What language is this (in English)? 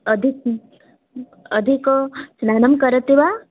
Sanskrit